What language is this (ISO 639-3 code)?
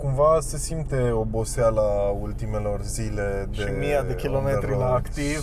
ron